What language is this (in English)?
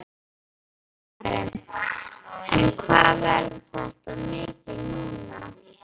Icelandic